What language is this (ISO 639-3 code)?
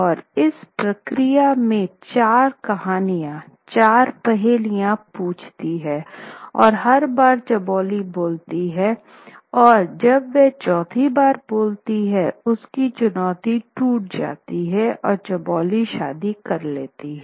hin